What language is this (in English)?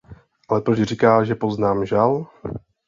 Czech